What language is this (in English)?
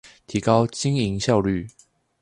Chinese